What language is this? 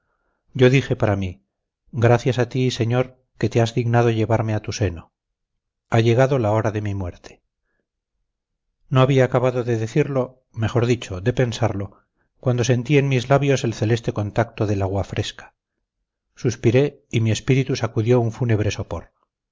Spanish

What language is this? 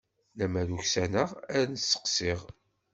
Kabyle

